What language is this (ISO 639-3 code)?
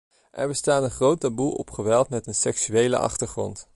nld